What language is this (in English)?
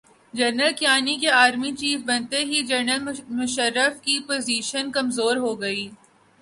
Urdu